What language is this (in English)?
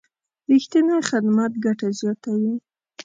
Pashto